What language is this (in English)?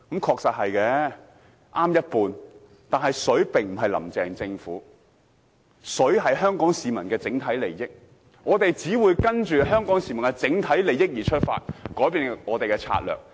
Cantonese